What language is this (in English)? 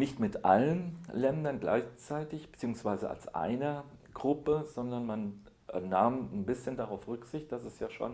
German